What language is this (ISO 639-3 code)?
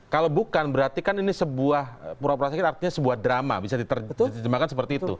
ind